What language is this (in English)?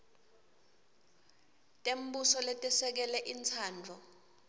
Swati